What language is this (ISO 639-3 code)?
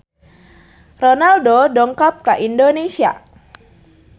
sun